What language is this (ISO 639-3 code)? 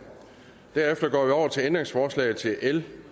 dan